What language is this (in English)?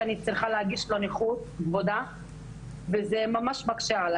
Hebrew